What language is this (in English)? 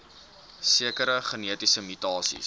Afrikaans